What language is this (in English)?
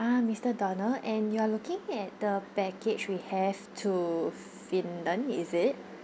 English